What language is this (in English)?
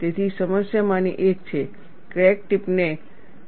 Gujarati